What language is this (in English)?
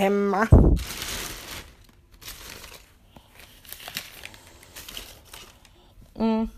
Swedish